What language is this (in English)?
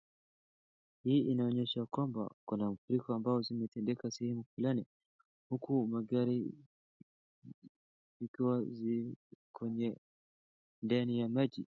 Swahili